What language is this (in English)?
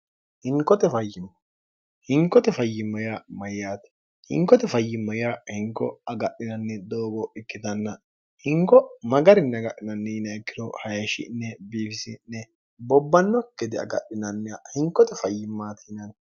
Sidamo